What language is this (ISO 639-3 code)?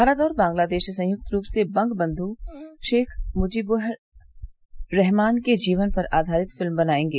hin